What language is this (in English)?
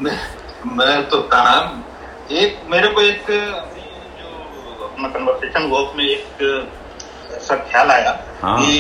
Hindi